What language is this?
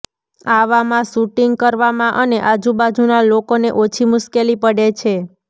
Gujarati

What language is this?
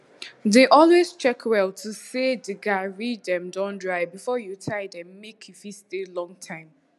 Nigerian Pidgin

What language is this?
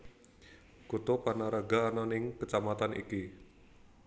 Javanese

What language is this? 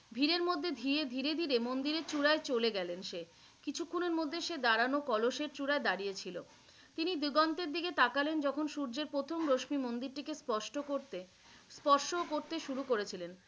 Bangla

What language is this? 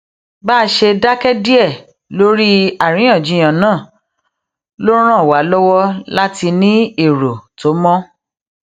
Yoruba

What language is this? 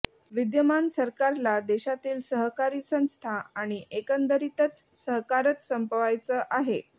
Marathi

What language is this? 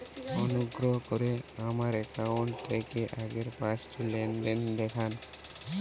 Bangla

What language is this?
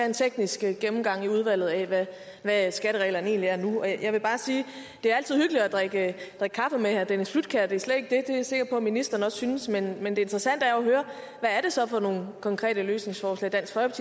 Danish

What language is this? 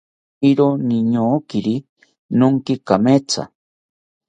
South Ucayali Ashéninka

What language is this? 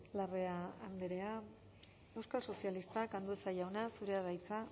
Basque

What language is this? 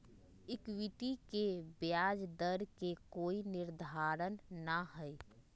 Magahi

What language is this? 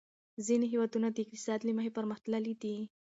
Pashto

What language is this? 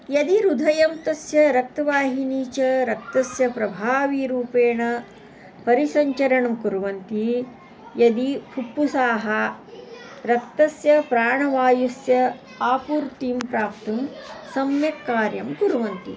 Sanskrit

